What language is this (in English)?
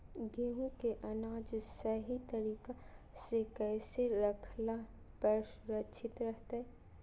Magahi